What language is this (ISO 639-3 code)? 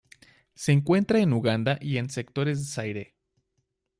spa